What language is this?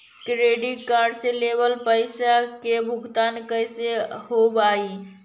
Magahi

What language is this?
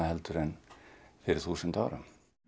Icelandic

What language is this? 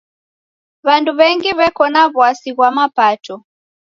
Taita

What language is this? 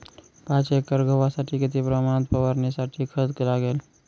Marathi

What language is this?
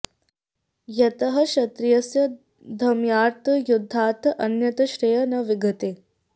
Sanskrit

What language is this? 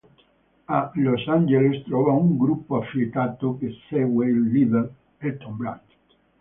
Italian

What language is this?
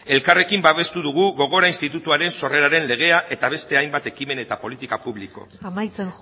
Basque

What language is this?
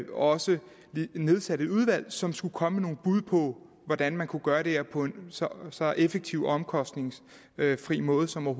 Danish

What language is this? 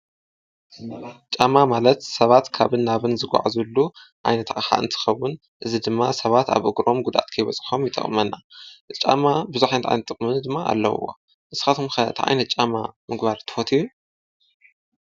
Tigrinya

